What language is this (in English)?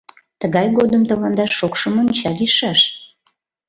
Mari